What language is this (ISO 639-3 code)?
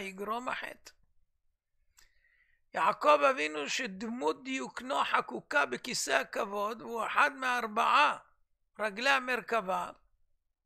heb